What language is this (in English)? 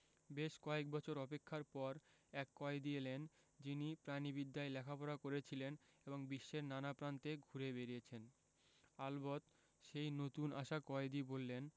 Bangla